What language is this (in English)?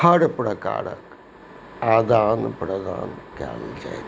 Maithili